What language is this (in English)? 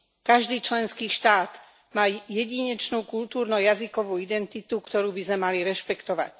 Slovak